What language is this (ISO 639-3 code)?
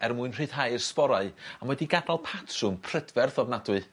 cym